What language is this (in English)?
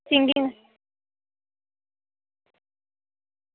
Dogri